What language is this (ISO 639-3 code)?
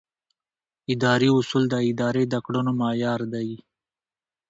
pus